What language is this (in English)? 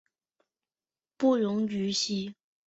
Chinese